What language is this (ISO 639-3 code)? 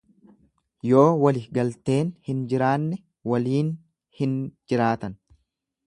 orm